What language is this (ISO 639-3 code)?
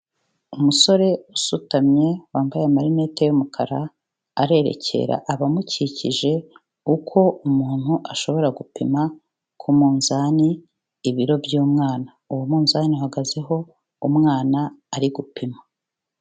kin